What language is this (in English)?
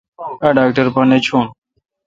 Kalkoti